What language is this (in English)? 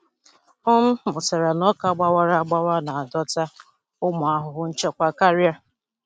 Igbo